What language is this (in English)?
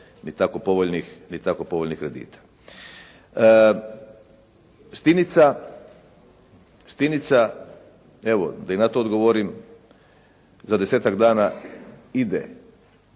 Croatian